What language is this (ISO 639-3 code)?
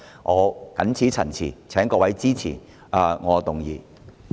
yue